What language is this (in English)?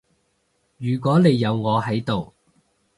Cantonese